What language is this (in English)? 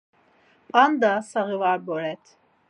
Laz